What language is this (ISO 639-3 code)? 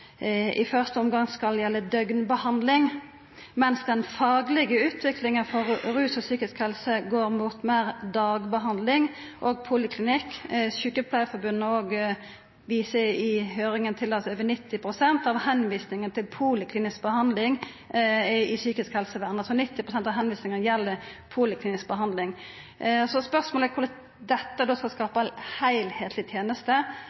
nno